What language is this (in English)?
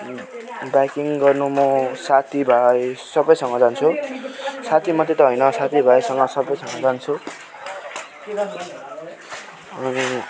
Nepali